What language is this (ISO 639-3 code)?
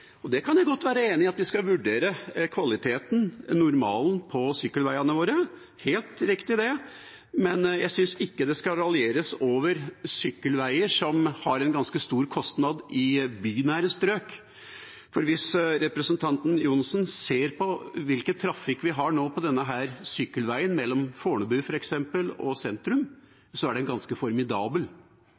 nob